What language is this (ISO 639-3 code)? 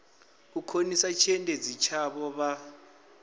ven